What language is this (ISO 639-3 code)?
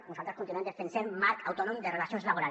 cat